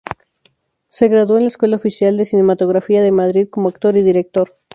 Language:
Spanish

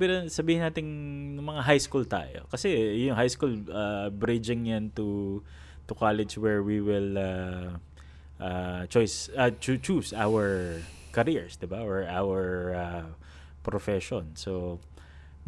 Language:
Filipino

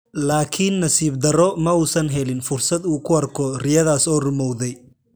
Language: Somali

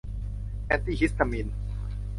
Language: Thai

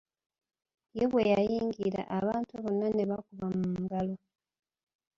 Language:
Ganda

